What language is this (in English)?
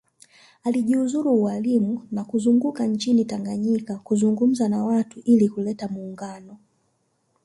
Swahili